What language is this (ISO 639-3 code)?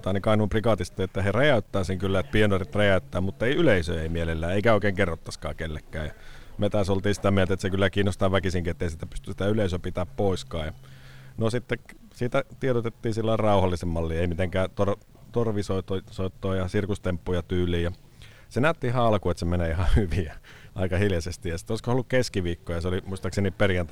fin